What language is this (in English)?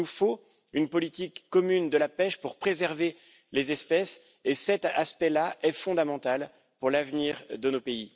French